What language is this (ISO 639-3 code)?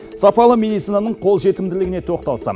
kaz